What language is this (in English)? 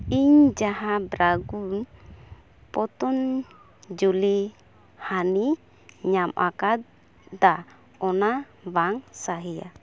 Santali